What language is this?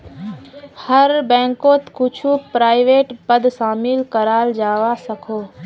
Magahi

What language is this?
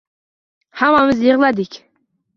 Uzbek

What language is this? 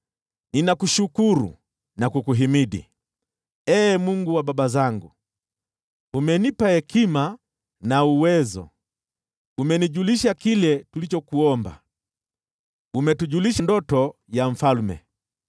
Swahili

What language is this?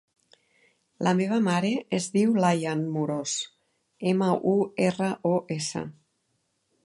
Catalan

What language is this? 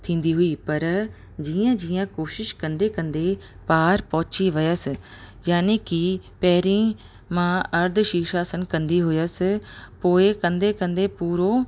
Sindhi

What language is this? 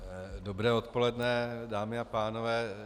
Czech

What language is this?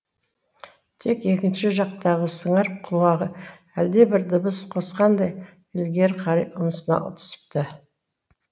Kazakh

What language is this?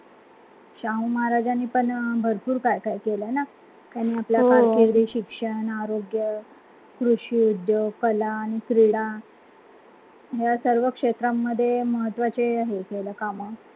Marathi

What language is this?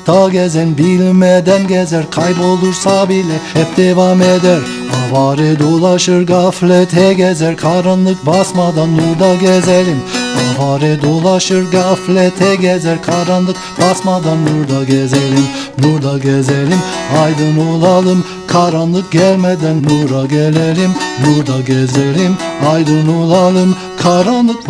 Turkish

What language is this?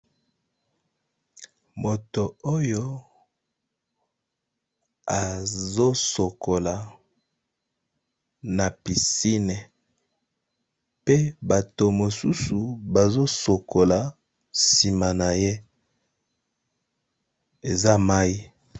Lingala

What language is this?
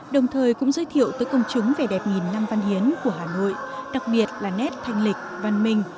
Vietnamese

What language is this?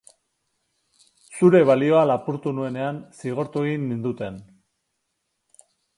Basque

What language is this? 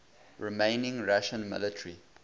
English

